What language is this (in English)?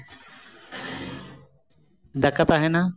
Santali